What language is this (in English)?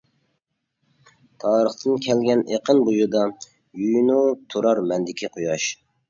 Uyghur